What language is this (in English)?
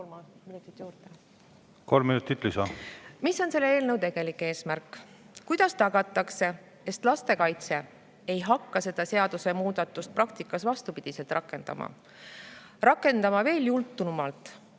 Estonian